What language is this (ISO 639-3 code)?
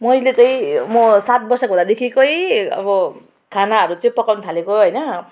nep